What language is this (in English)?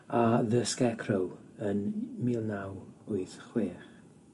Welsh